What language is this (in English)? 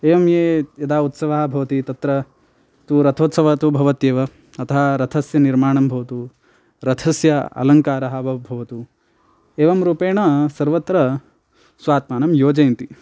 Sanskrit